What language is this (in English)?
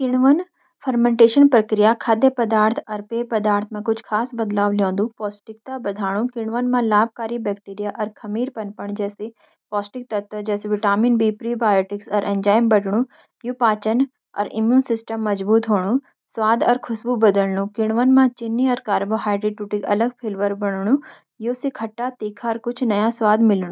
Garhwali